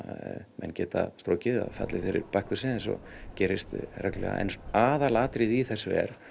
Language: Icelandic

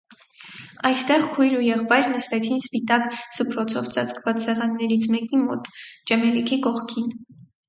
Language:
Armenian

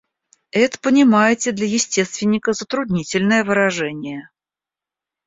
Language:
Russian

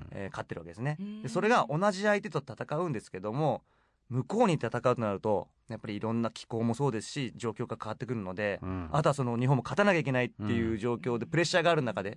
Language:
Japanese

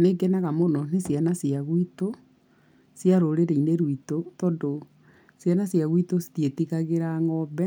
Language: Kikuyu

